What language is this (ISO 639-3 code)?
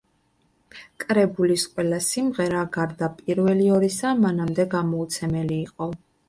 kat